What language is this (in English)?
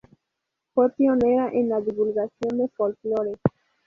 Spanish